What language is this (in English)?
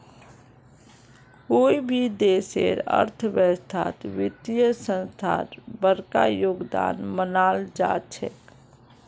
Magahi